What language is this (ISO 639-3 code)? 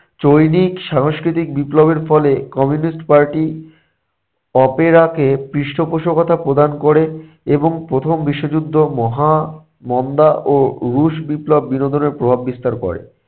ben